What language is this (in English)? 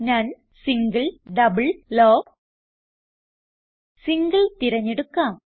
Malayalam